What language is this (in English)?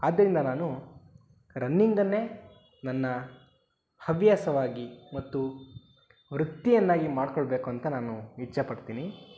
Kannada